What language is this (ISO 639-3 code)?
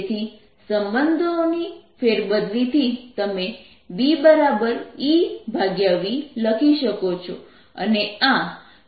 guj